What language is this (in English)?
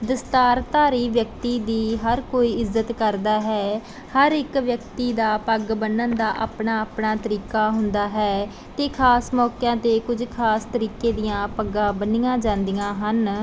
Punjabi